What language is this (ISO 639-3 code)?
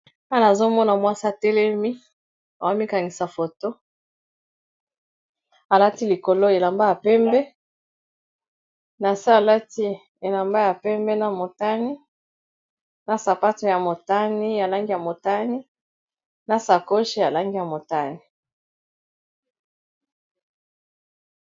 lin